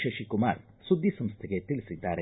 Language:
Kannada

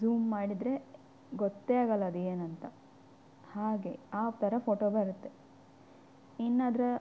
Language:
Kannada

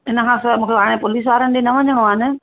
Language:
Sindhi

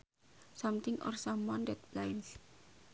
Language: Sundanese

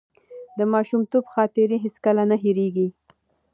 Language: Pashto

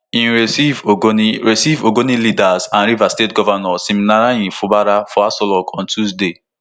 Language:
Nigerian Pidgin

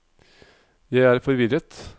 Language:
Norwegian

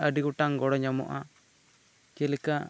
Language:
Santali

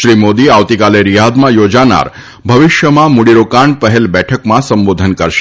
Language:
Gujarati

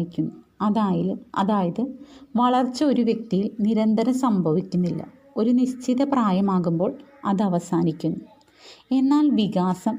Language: Malayalam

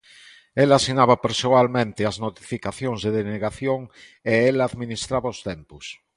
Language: Galician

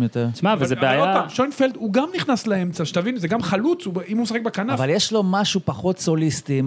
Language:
Hebrew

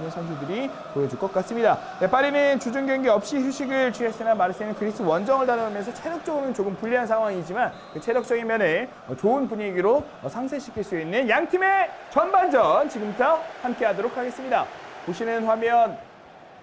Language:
Korean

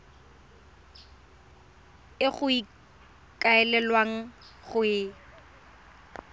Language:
Tswana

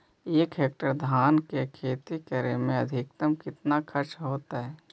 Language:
Magahi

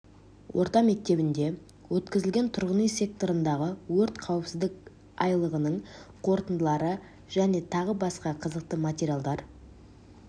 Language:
Kazakh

